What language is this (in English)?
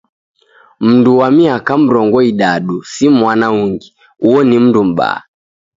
Taita